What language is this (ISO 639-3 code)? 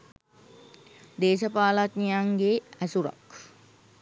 sin